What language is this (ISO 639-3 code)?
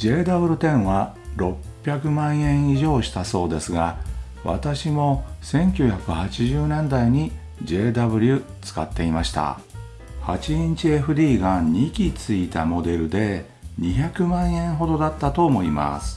jpn